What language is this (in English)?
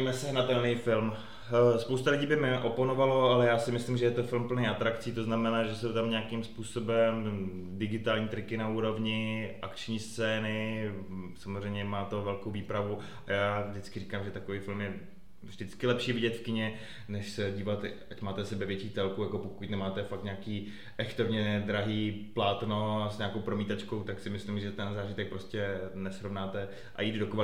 Czech